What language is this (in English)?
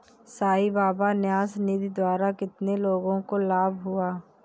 Hindi